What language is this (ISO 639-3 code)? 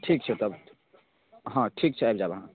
mai